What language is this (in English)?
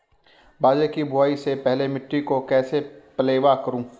Hindi